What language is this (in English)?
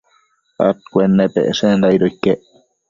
Matsés